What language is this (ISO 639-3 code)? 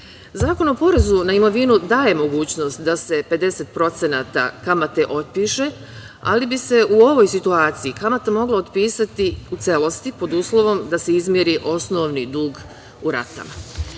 srp